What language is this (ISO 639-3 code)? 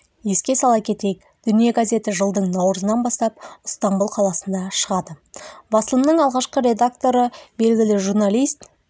kaz